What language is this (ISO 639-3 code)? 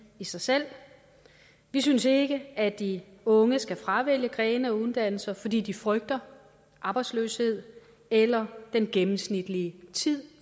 dan